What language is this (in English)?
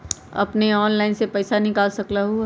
Magahi